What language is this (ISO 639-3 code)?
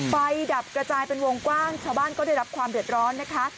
tha